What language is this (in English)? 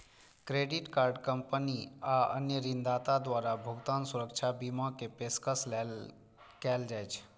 Maithili